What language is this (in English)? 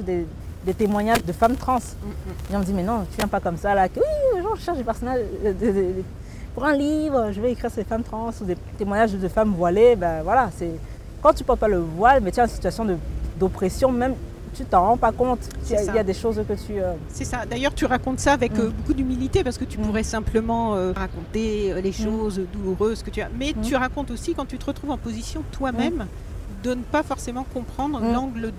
French